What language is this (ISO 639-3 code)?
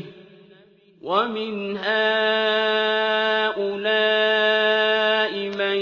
ara